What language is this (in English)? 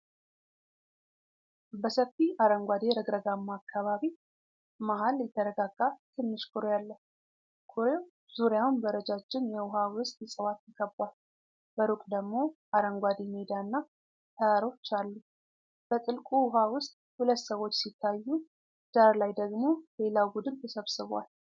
Amharic